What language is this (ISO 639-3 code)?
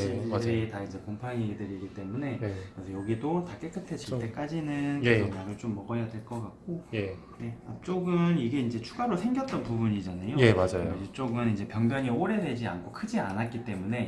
kor